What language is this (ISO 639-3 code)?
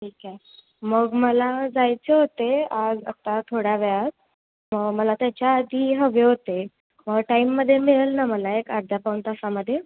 mar